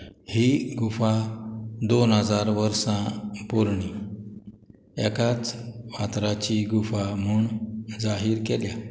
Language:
Konkani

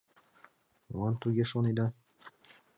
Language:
Mari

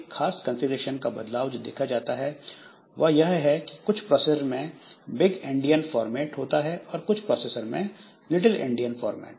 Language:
Hindi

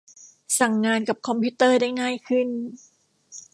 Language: Thai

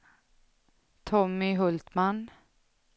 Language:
Swedish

